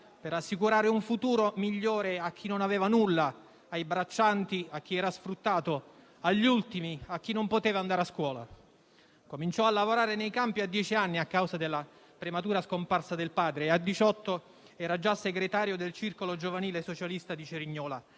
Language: Italian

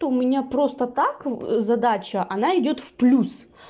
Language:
Russian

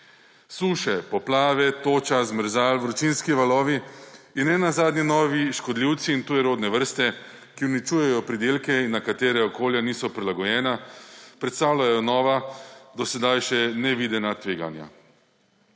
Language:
Slovenian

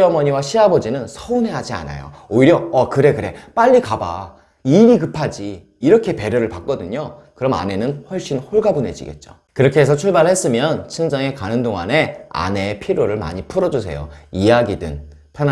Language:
Korean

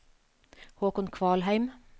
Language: Norwegian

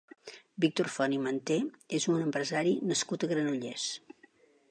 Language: Catalan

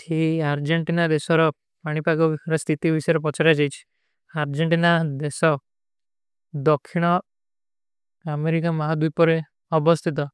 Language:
Kui (India)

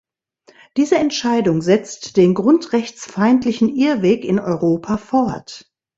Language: German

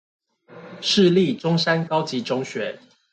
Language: Chinese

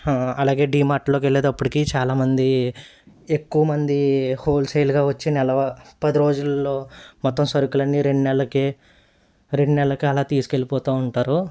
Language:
Telugu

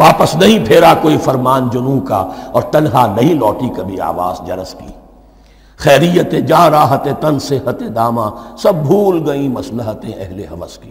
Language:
Urdu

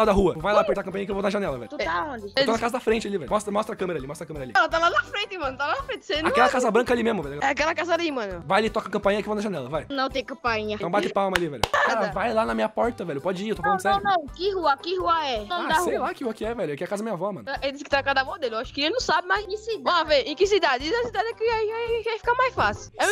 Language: Portuguese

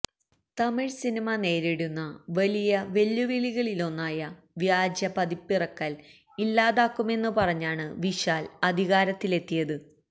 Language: Malayalam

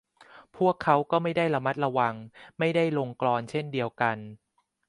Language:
Thai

